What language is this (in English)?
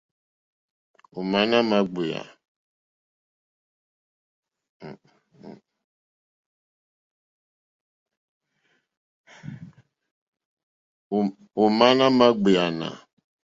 Mokpwe